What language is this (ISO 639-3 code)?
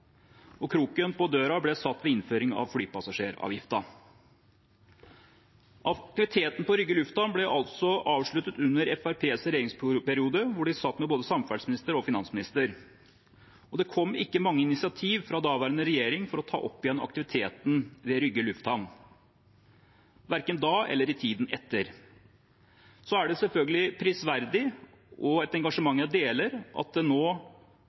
nob